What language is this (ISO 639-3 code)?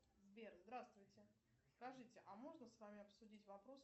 rus